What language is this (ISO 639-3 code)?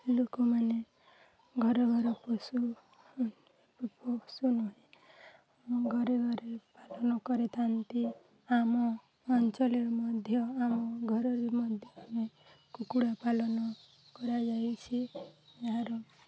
ori